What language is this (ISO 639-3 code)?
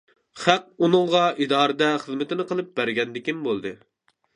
uig